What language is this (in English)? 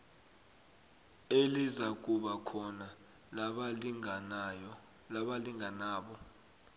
South Ndebele